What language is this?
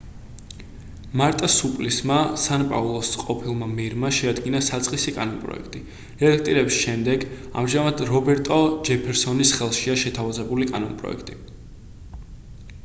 Georgian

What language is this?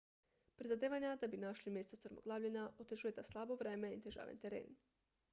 Slovenian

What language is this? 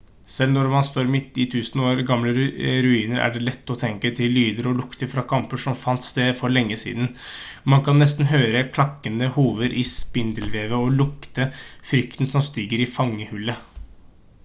Norwegian Bokmål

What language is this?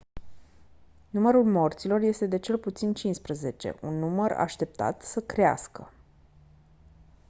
Romanian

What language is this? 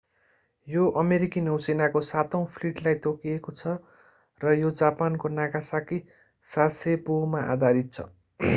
Nepali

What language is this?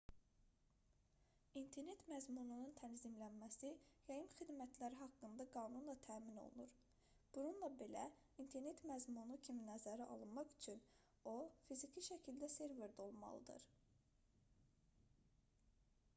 Azerbaijani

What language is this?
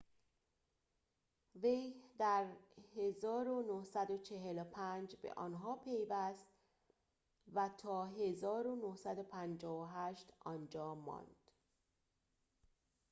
Persian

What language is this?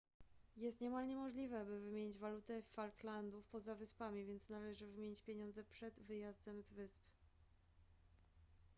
Polish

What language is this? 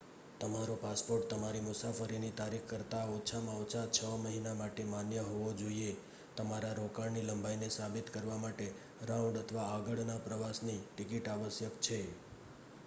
Gujarati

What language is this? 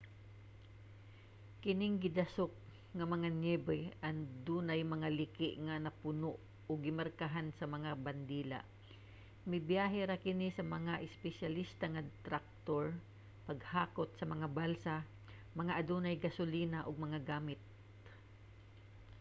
Cebuano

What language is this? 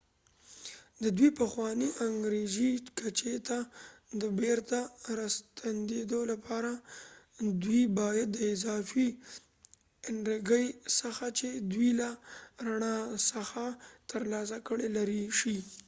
Pashto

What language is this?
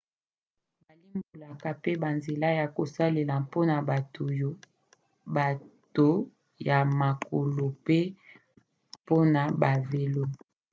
Lingala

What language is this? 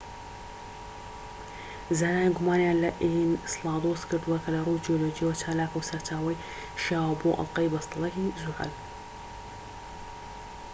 Central Kurdish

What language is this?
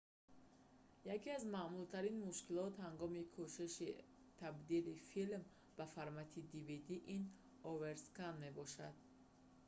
Tajik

